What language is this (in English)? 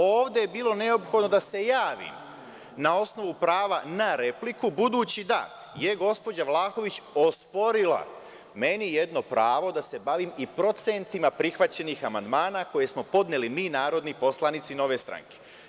Serbian